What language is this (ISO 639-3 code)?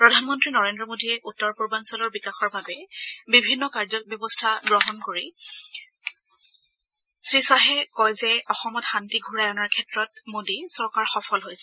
asm